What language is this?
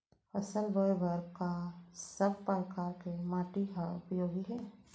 Chhattisgarhi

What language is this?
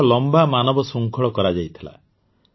Odia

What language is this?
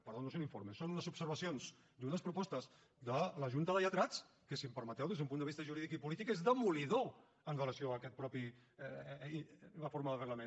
Catalan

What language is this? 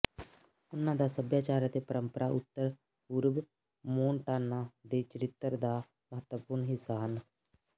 Punjabi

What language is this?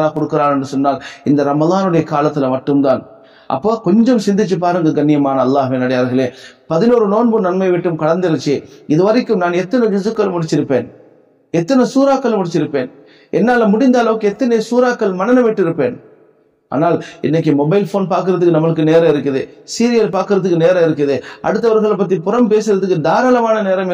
Tamil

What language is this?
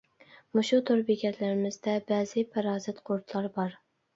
Uyghur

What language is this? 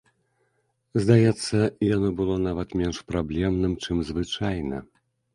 Belarusian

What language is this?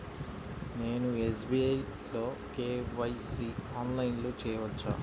Telugu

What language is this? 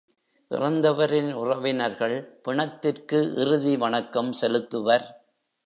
Tamil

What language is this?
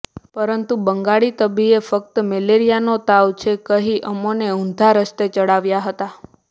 Gujarati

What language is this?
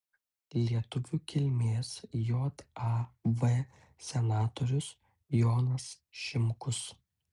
Lithuanian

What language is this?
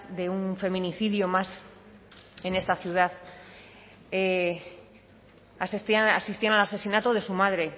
Spanish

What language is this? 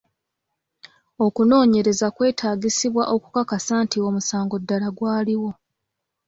Ganda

